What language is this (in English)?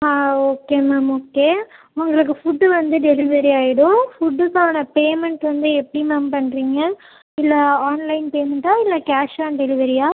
Tamil